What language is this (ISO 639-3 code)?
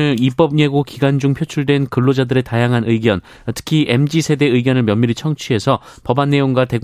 kor